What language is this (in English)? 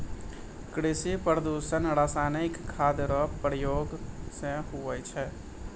Maithili